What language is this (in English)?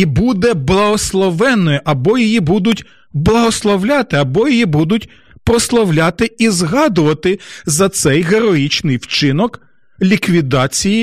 Ukrainian